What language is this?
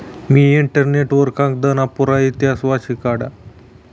Marathi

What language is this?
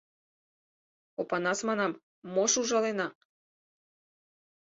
Mari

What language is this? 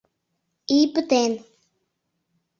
Mari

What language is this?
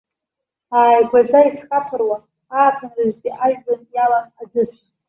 Abkhazian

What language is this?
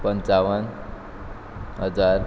Konkani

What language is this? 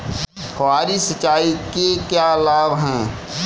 Hindi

